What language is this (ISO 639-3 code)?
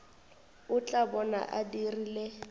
nso